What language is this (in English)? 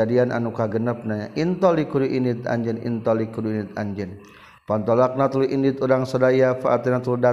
Malay